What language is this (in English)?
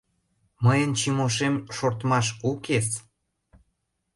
Mari